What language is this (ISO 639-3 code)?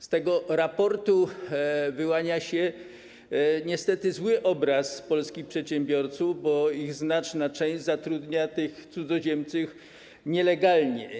pol